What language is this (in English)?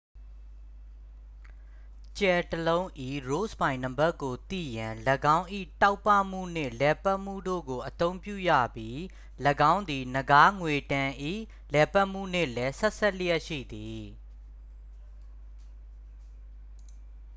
Burmese